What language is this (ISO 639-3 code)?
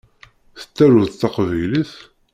kab